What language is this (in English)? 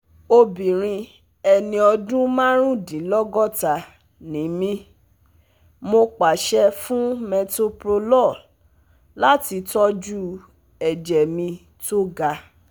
Yoruba